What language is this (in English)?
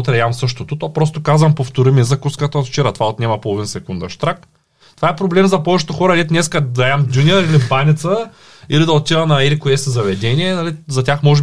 Bulgarian